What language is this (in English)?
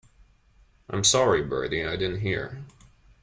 English